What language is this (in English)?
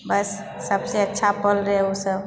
Maithili